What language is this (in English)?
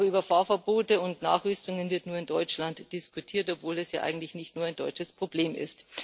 German